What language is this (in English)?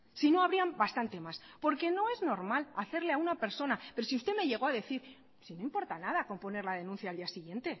Spanish